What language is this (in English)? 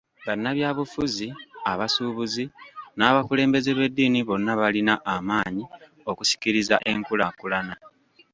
Ganda